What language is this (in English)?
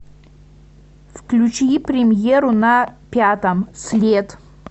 Russian